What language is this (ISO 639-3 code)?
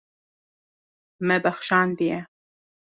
kur